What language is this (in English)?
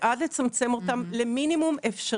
Hebrew